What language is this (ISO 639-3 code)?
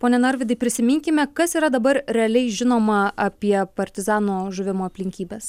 lit